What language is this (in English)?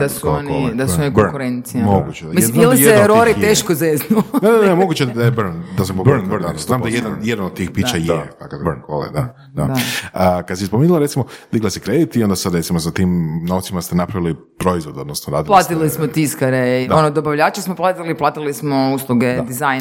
Croatian